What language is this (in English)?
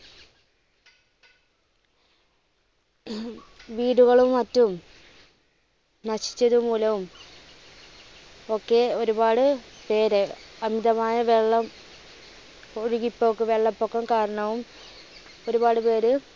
Malayalam